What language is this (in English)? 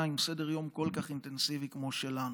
Hebrew